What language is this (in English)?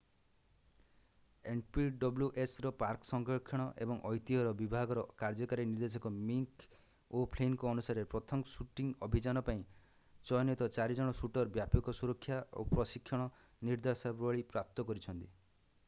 Odia